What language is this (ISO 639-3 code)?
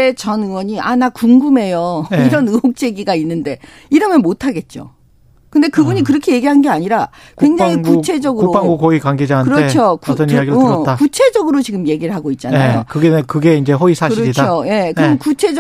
kor